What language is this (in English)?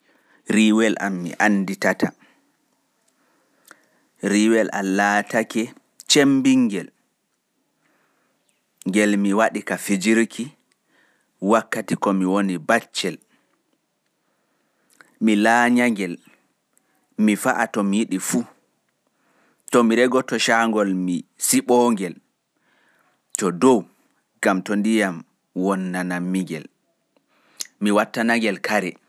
Pular